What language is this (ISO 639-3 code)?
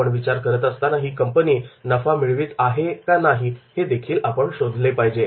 mar